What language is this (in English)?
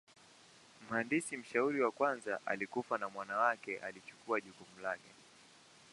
Swahili